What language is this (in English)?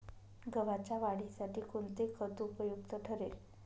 Marathi